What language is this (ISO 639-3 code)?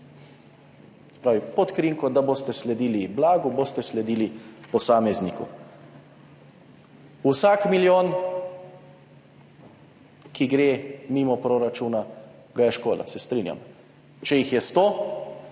slv